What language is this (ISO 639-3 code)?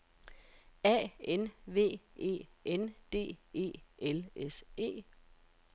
dan